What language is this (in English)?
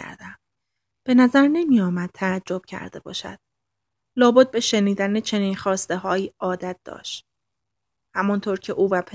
Persian